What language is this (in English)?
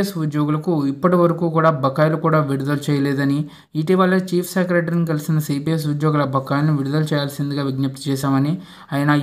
Telugu